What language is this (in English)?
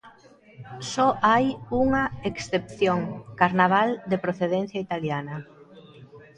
Galician